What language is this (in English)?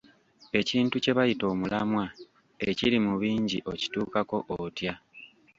Ganda